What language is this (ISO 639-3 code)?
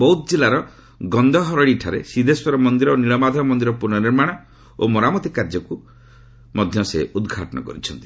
ori